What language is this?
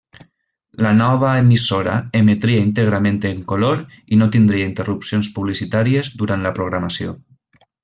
Catalan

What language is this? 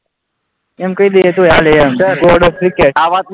Gujarati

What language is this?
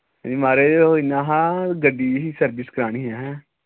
Dogri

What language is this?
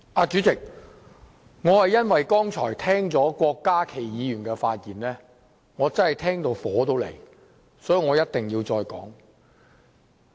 Cantonese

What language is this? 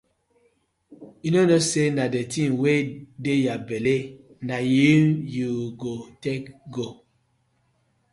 Nigerian Pidgin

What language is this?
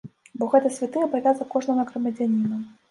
Belarusian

